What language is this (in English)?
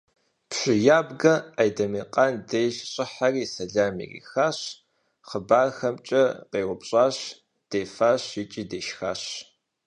Kabardian